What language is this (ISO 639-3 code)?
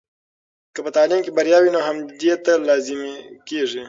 pus